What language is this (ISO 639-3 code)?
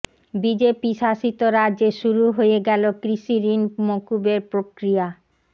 ben